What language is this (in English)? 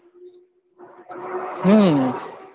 Gujarati